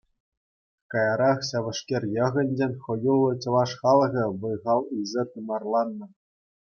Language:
Chuvash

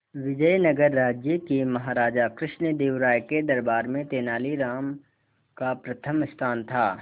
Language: Hindi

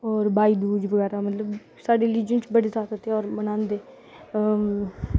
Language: Dogri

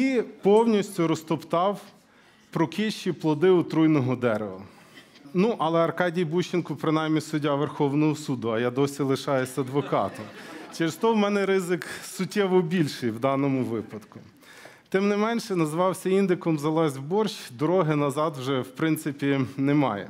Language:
Ukrainian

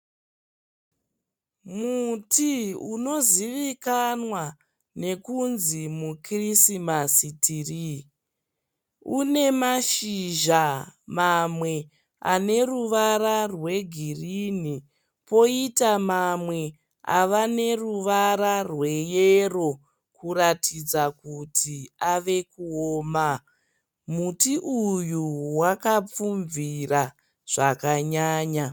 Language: Shona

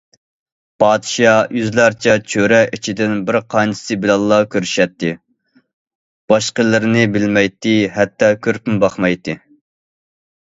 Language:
Uyghur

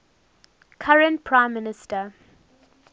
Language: English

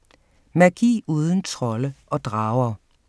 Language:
Danish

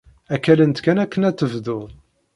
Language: Kabyle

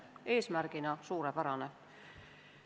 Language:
Estonian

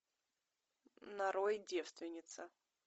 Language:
Russian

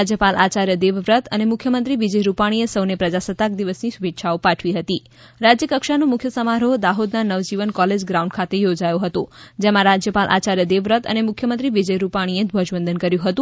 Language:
Gujarati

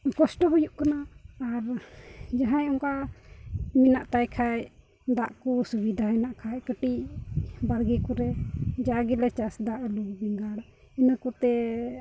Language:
Santali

